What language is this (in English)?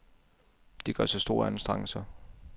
Danish